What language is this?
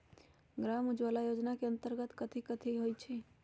Magahi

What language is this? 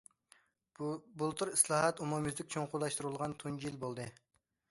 Uyghur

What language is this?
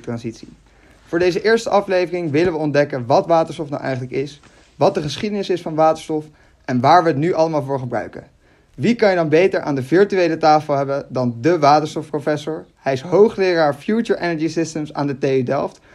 Dutch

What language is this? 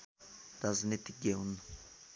Nepali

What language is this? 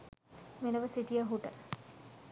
Sinhala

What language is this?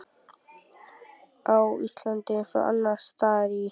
Icelandic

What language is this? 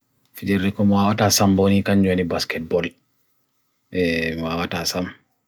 Bagirmi Fulfulde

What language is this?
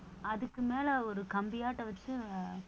Tamil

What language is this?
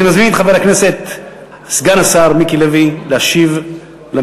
Hebrew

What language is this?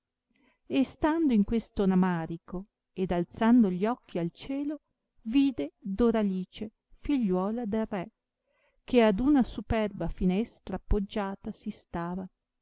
Italian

